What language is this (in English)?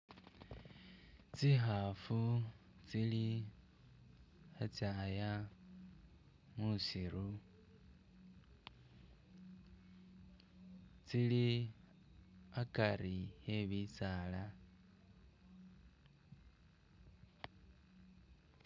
Masaaba